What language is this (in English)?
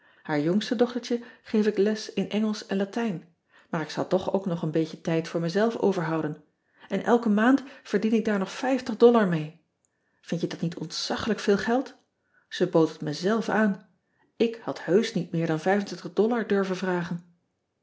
Dutch